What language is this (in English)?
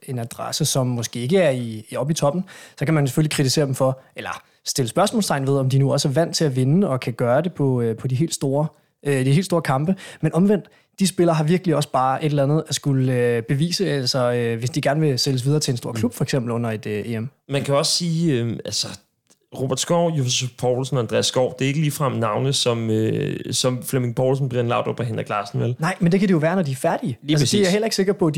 Danish